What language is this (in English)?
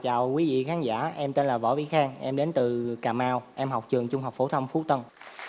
Vietnamese